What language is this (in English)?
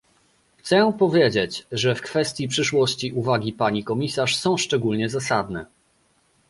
Polish